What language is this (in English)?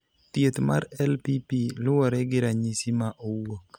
Luo (Kenya and Tanzania)